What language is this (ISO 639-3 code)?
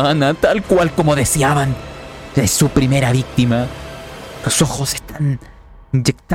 spa